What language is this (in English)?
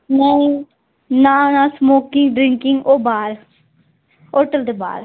Dogri